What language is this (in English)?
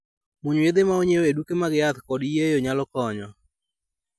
Luo (Kenya and Tanzania)